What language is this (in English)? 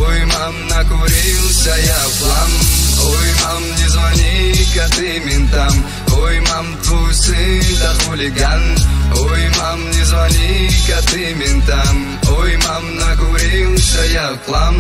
Russian